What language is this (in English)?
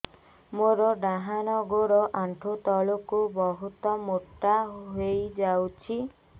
Odia